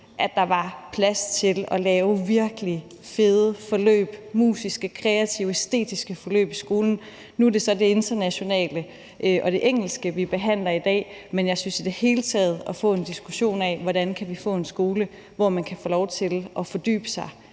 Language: Danish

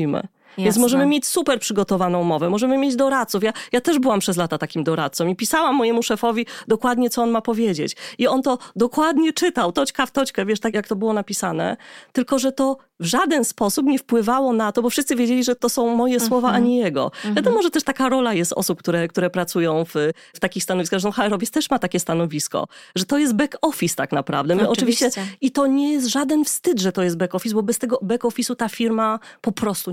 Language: Polish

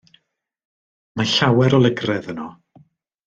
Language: Welsh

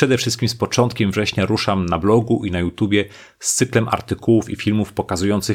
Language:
Polish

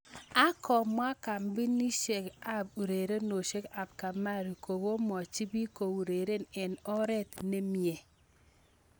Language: Kalenjin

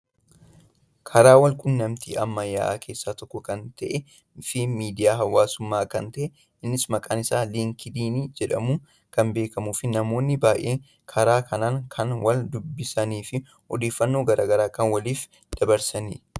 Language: Oromo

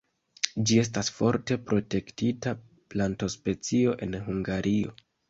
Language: Esperanto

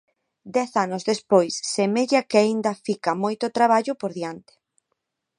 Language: Galician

